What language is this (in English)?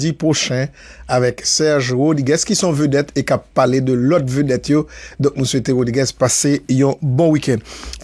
French